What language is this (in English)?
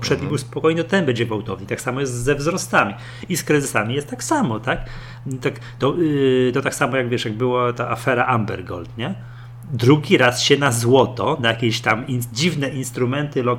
Polish